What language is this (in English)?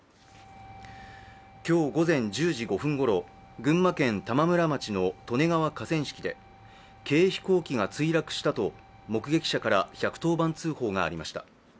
Japanese